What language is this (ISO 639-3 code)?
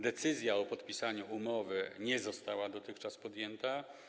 pol